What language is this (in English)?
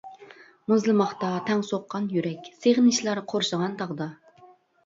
Uyghur